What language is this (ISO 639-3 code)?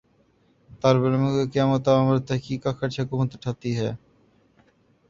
urd